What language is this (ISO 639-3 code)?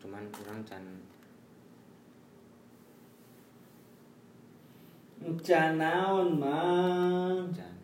ind